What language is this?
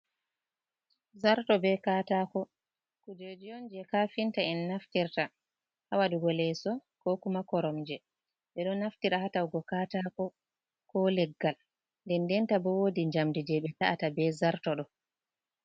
Fula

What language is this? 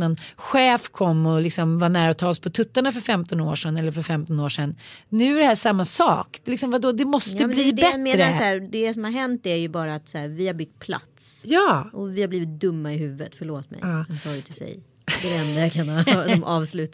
Swedish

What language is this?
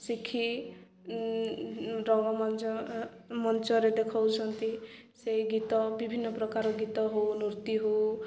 Odia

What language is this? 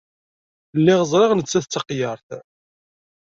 Kabyle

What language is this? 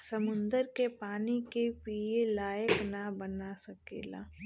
Bhojpuri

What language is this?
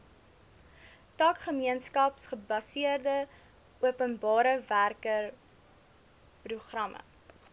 Afrikaans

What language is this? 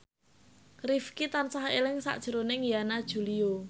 Javanese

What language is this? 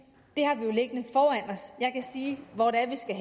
Danish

